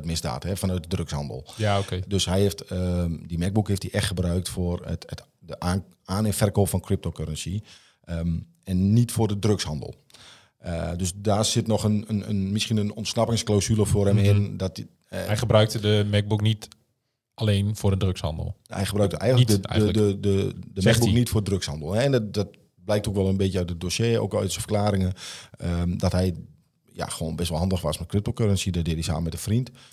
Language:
Dutch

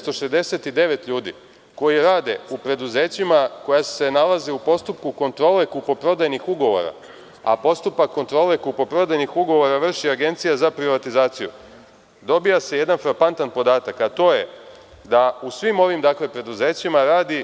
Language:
Serbian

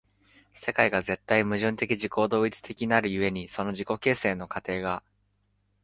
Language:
Japanese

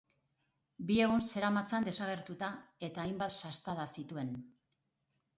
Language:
Basque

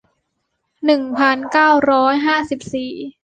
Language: Thai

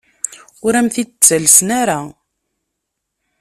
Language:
Kabyle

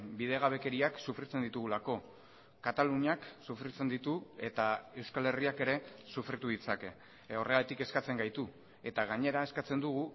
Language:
Basque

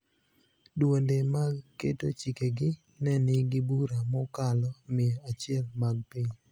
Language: Luo (Kenya and Tanzania)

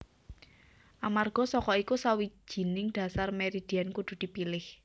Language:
Javanese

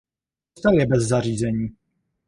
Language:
Czech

